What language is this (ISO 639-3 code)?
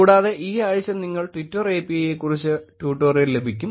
mal